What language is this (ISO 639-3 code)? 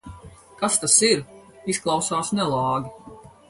lav